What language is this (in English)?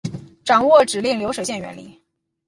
Chinese